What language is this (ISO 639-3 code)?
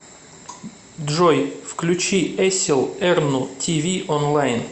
rus